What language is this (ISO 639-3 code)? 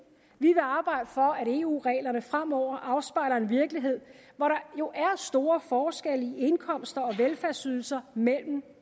dan